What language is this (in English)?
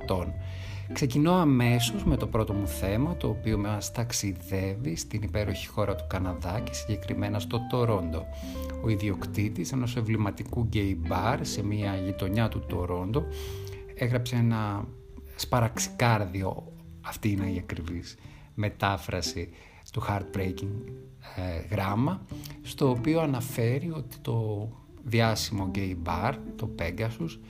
Greek